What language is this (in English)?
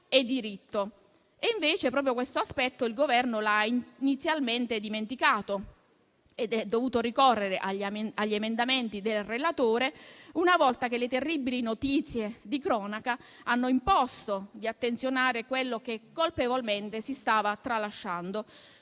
Italian